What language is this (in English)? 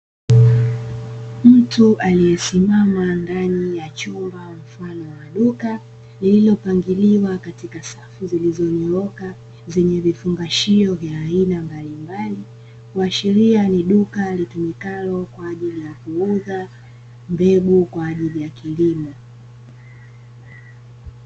Swahili